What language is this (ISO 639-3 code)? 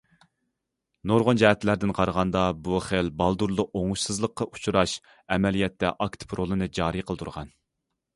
uig